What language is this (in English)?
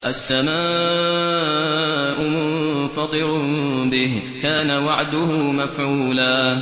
Arabic